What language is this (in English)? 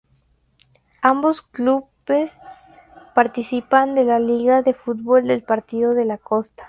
Spanish